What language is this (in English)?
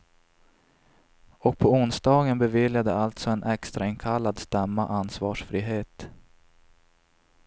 Swedish